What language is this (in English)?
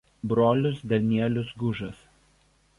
Lithuanian